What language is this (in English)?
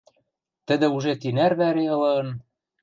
Western Mari